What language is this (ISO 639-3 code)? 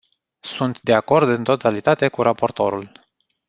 ron